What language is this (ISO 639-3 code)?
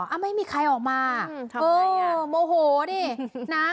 tha